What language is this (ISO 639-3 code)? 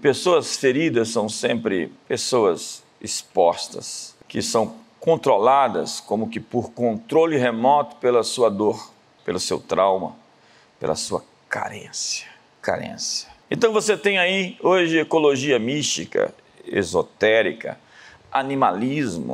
por